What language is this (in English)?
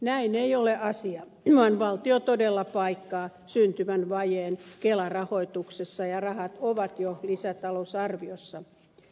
Finnish